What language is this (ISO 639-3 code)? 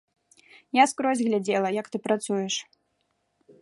bel